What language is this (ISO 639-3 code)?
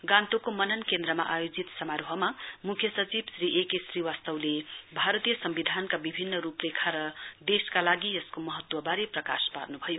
nep